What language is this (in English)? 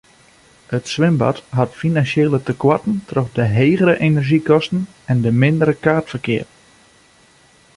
Western Frisian